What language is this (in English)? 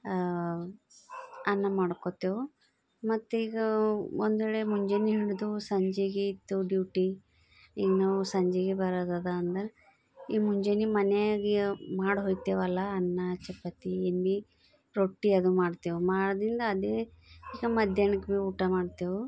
Kannada